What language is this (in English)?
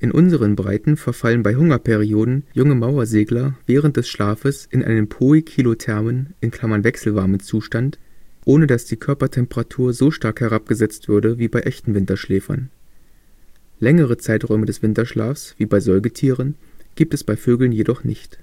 German